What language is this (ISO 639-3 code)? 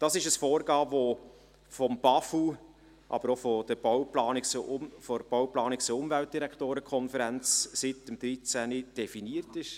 gsw